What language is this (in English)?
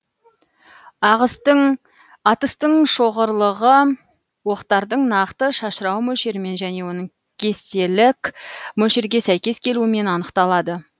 Kazakh